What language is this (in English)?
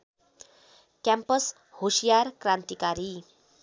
Nepali